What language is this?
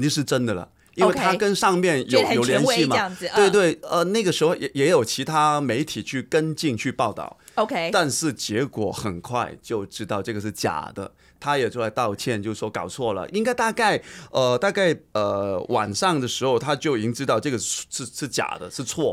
Chinese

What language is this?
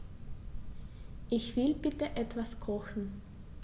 German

